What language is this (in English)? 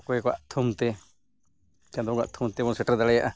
Santali